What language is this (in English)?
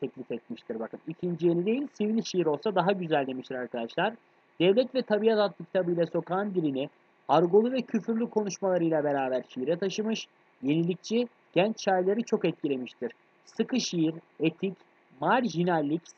Turkish